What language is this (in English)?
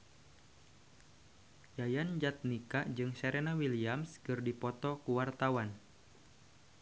Sundanese